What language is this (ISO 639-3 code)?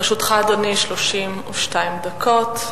heb